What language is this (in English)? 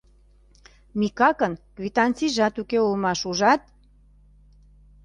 Mari